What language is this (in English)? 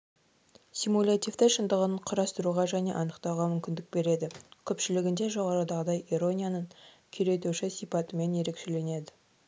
Kazakh